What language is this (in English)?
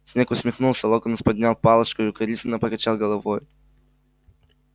Russian